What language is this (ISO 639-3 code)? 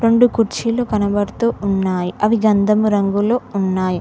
tel